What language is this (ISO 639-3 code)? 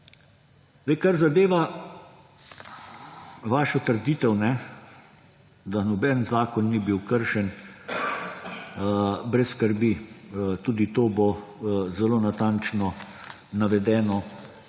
slv